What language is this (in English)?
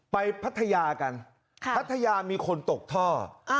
Thai